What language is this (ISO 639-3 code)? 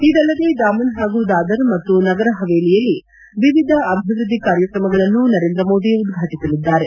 kan